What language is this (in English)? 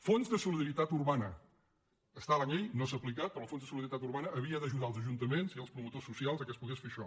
Catalan